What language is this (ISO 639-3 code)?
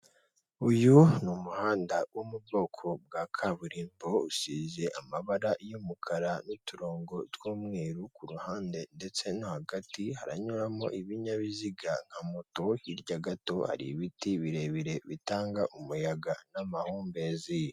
kin